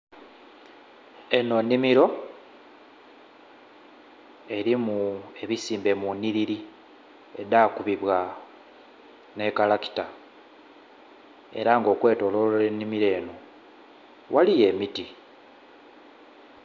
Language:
Soga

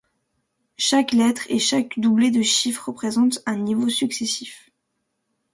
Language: French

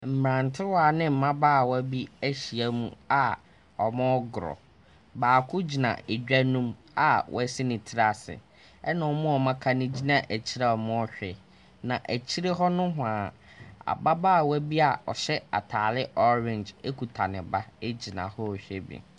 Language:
Akan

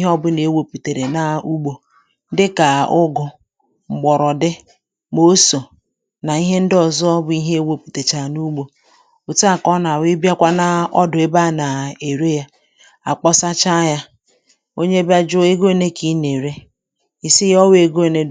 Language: Igbo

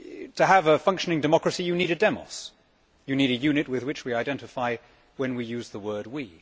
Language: English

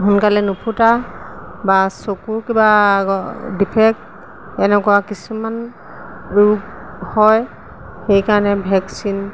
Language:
Assamese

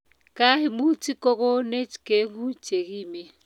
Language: Kalenjin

